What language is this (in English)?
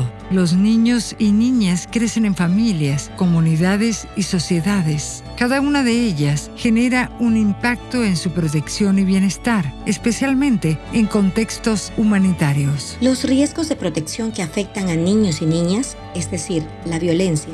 Spanish